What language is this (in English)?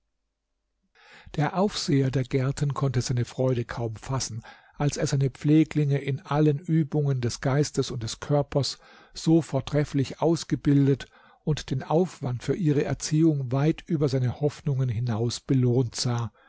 German